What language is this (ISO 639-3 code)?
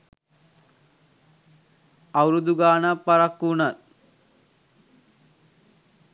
sin